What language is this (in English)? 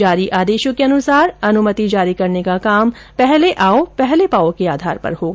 Hindi